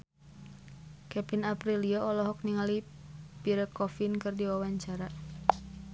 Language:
Sundanese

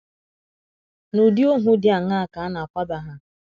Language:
Igbo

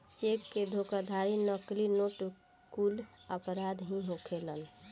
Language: Bhojpuri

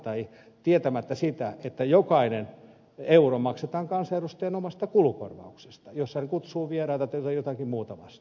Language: Finnish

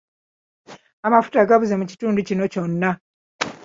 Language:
Ganda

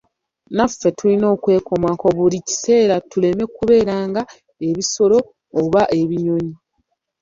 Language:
Ganda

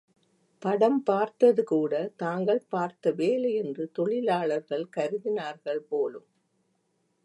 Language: Tamil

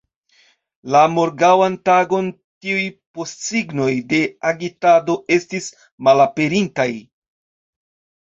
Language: Esperanto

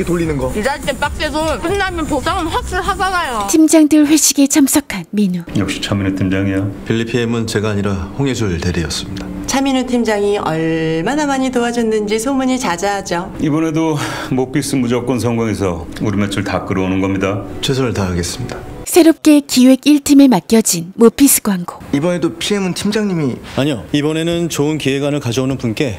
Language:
Korean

